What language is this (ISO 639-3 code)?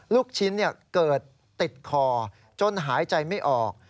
tha